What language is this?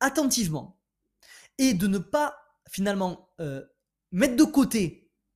French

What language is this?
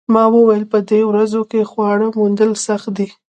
Pashto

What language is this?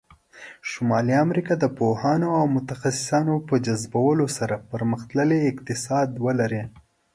Pashto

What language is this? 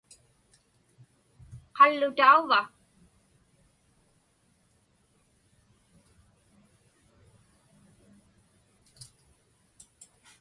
Inupiaq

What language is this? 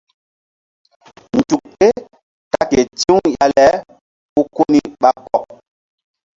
Mbum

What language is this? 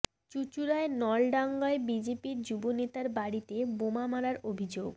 Bangla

